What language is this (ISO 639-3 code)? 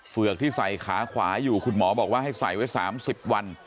tha